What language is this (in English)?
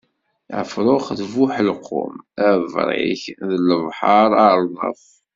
Kabyle